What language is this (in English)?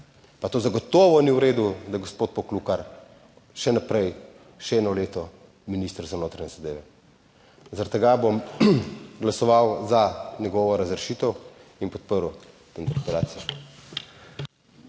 Slovenian